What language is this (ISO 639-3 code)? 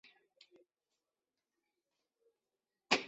zho